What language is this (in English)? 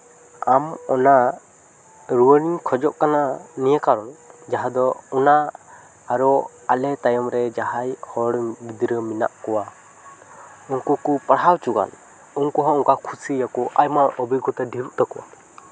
Santali